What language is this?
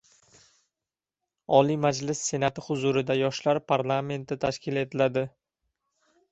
Uzbek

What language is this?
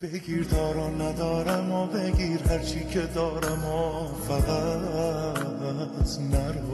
Persian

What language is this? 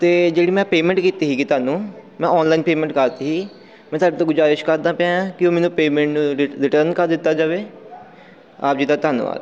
Punjabi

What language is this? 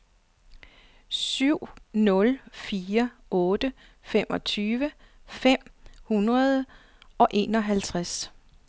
Danish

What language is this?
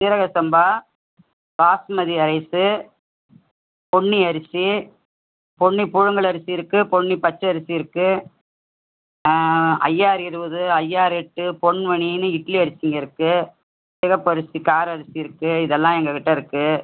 Tamil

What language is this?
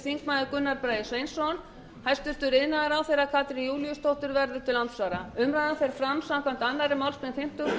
Icelandic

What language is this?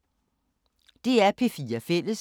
Danish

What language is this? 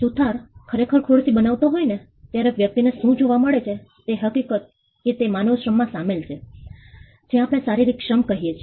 Gujarati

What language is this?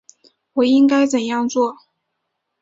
Chinese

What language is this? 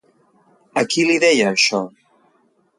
Catalan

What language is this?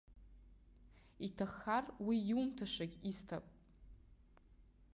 Abkhazian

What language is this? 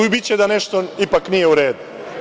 Serbian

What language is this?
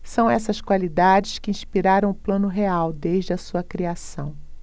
Portuguese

